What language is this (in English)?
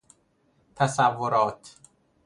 Persian